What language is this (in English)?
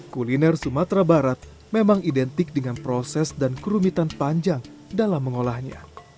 Indonesian